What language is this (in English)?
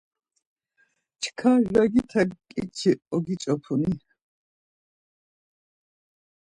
Laz